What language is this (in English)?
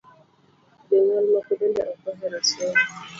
Luo (Kenya and Tanzania)